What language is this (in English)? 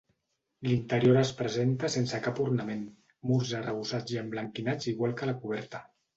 Catalan